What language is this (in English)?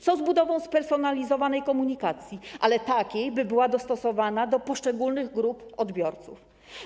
Polish